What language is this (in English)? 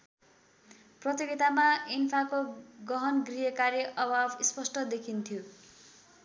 Nepali